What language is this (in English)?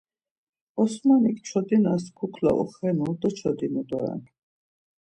Laz